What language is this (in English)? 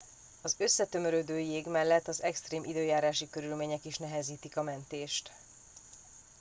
Hungarian